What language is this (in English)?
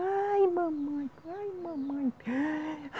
Portuguese